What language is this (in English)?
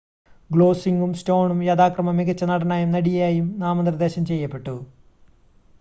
Malayalam